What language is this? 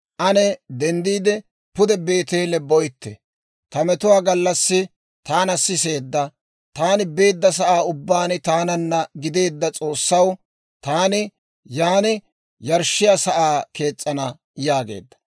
Dawro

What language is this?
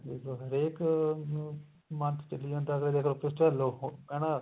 Punjabi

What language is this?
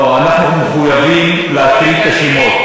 Hebrew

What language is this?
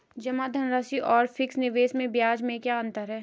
Hindi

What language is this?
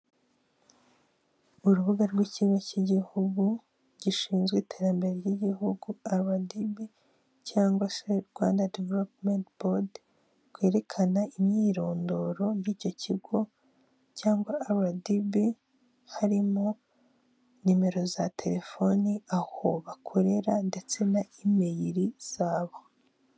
Kinyarwanda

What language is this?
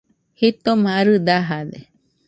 Nüpode Huitoto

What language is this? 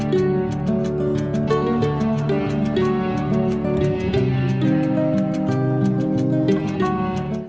Vietnamese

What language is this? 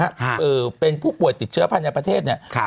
Thai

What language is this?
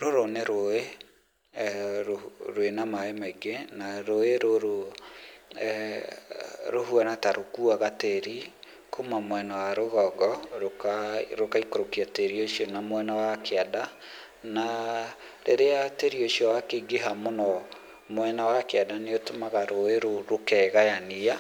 Kikuyu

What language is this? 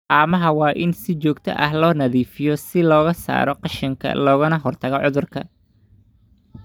Somali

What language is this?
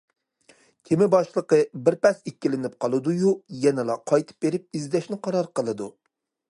Uyghur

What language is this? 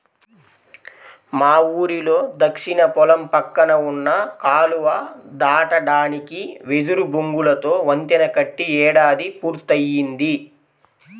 Telugu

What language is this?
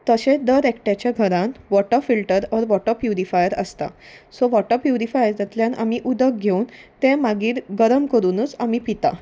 Konkani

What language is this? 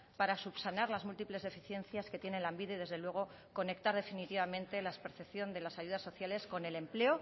Spanish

